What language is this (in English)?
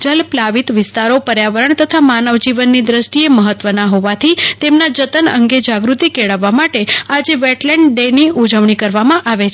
Gujarati